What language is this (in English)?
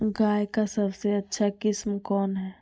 Magahi